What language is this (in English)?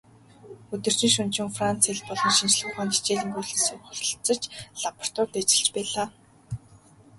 Mongolian